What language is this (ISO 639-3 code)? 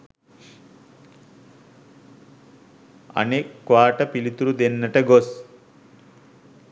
sin